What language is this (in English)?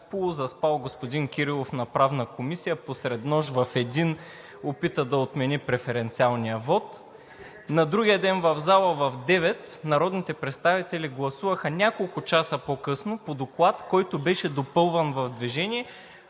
Bulgarian